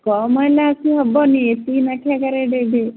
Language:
Odia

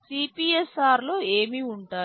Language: Telugu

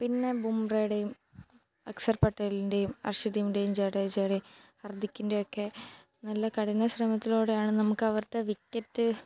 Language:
Malayalam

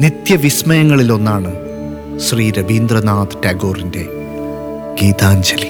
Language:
Malayalam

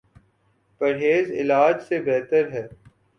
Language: Urdu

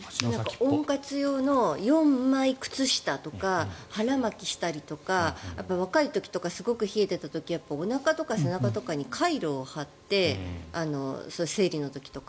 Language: Japanese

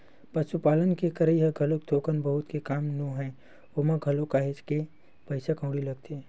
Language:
Chhattisgarhi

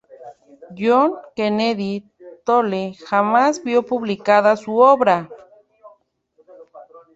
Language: Spanish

